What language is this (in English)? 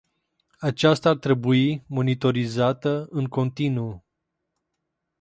Romanian